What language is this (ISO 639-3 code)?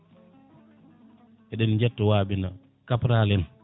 ful